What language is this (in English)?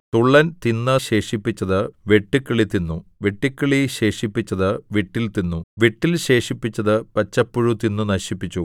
Malayalam